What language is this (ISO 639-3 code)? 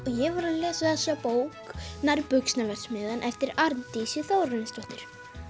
isl